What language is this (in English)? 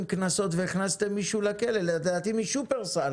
Hebrew